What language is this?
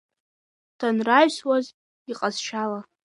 Abkhazian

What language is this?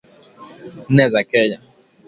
Swahili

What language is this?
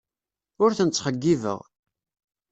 Kabyle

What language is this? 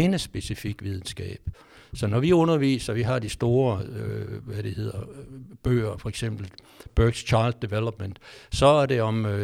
Danish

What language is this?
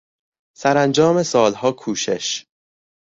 Persian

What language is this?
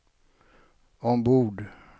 Swedish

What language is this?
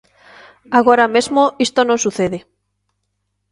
Galician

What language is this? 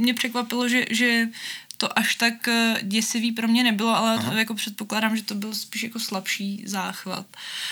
Czech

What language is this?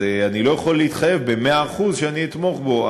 Hebrew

